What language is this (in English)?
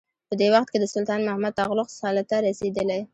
Pashto